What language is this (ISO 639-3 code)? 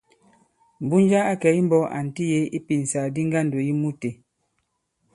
abb